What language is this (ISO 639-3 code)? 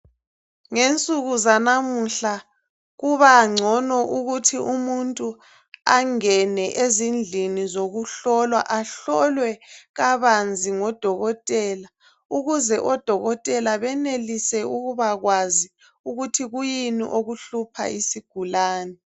nde